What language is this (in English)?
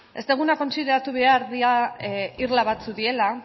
Basque